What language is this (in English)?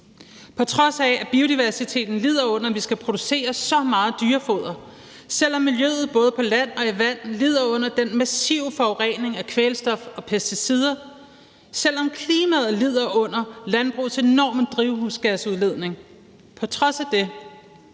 Danish